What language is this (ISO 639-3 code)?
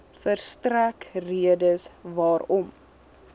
afr